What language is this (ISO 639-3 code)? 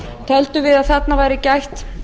isl